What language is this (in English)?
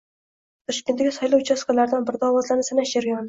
Uzbek